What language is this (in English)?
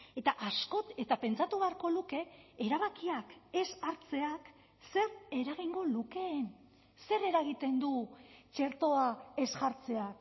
Basque